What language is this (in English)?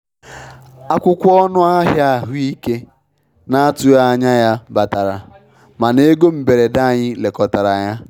Igbo